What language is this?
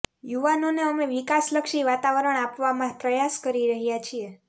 Gujarati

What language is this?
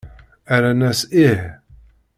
Kabyle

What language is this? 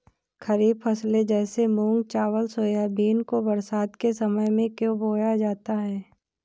Hindi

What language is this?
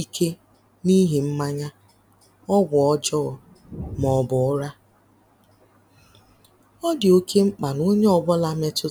Igbo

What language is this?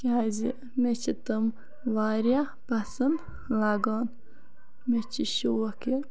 Kashmiri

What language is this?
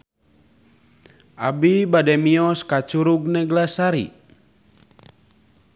Sundanese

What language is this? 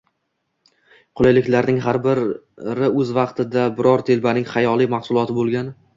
Uzbek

